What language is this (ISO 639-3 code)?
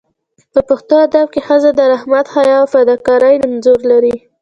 pus